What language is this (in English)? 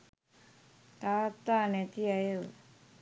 Sinhala